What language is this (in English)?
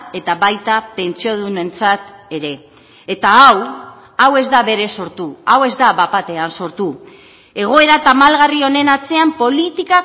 Basque